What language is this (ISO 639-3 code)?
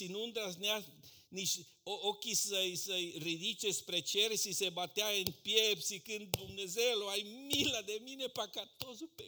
ron